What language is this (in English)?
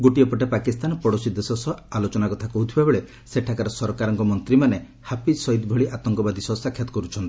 Odia